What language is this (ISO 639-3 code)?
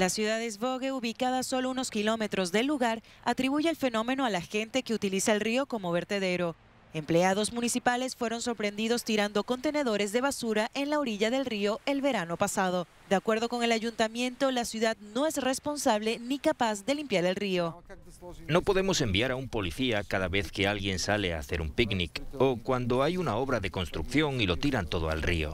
spa